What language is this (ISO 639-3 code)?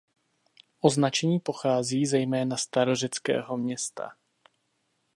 ces